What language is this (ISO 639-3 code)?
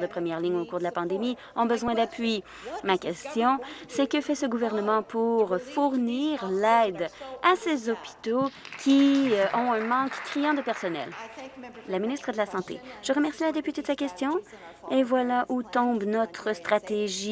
fra